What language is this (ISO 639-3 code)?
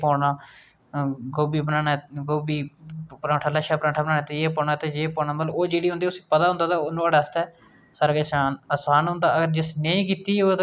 doi